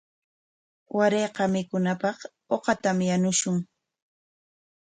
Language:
Corongo Ancash Quechua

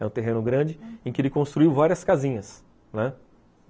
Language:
Portuguese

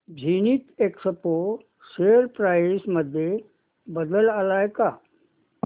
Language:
Marathi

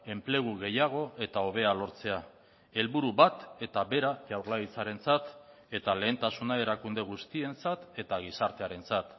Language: Basque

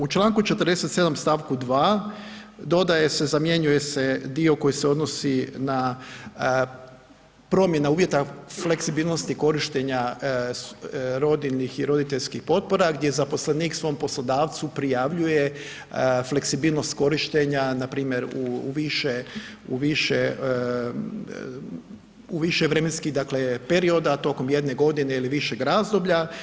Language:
Croatian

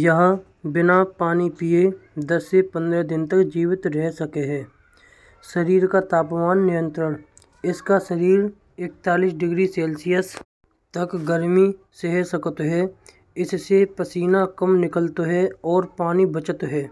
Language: Braj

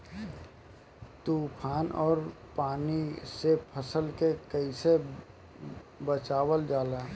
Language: Bhojpuri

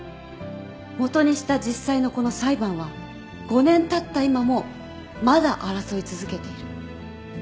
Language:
Japanese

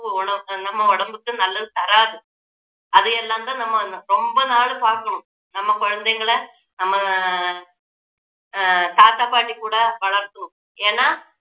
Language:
Tamil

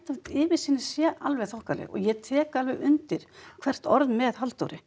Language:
Icelandic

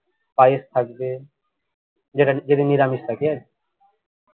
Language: Bangla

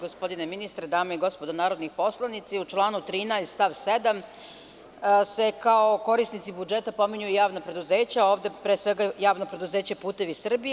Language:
Serbian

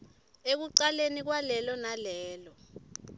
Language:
Swati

